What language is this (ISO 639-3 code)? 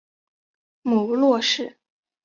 zho